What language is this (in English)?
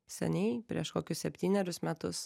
Lithuanian